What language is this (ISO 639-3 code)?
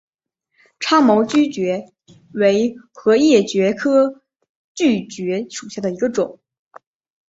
zho